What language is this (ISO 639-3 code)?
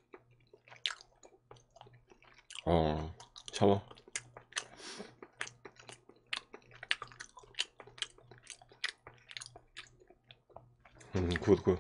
kor